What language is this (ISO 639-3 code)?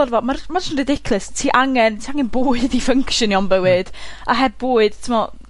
cym